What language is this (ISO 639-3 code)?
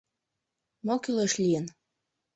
chm